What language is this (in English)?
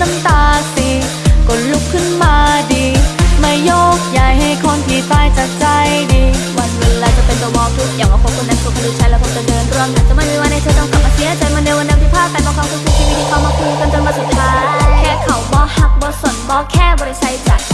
Thai